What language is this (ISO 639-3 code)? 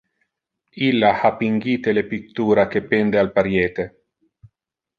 ina